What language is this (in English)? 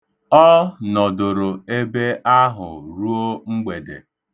Igbo